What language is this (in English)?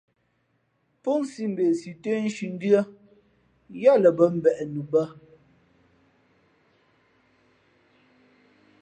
Fe'fe'